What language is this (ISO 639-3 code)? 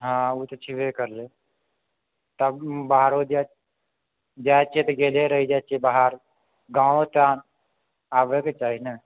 mai